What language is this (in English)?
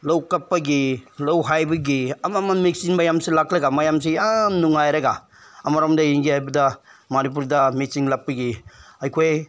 Manipuri